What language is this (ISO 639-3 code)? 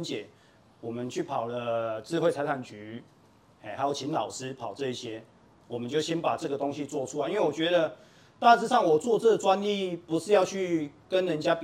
zho